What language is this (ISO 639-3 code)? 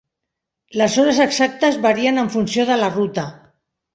cat